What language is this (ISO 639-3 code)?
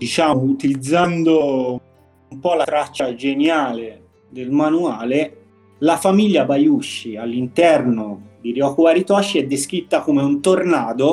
ita